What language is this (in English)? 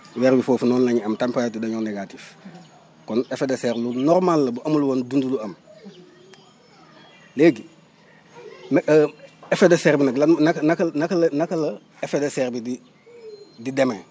Wolof